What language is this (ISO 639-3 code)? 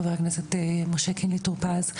heb